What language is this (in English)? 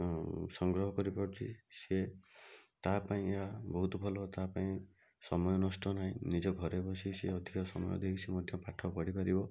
Odia